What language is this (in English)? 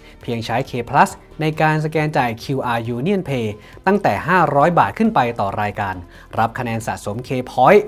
Thai